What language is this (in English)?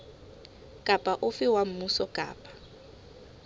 Southern Sotho